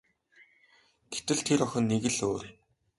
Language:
Mongolian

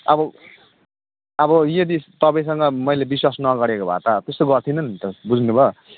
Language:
Nepali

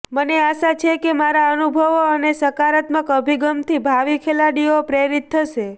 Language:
Gujarati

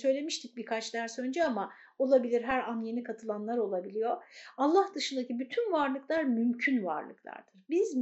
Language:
Turkish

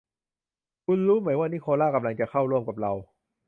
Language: Thai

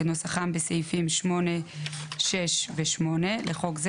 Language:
Hebrew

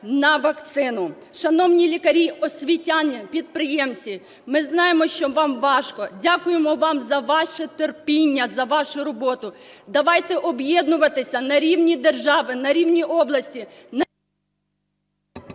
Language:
Ukrainian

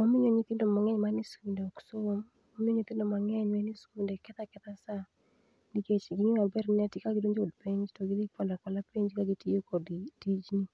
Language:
Luo (Kenya and Tanzania)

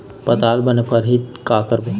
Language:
Chhattisgarhi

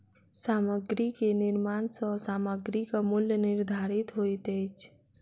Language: Maithili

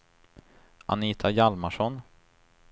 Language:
Swedish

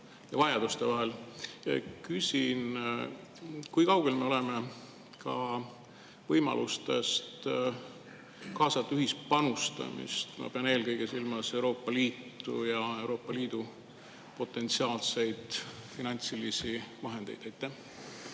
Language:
Estonian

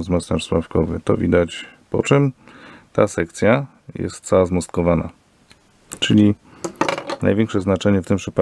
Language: Polish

